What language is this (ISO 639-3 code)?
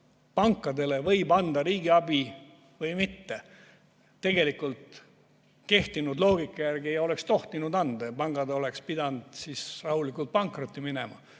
est